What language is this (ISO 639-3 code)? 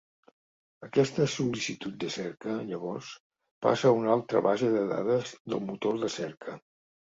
cat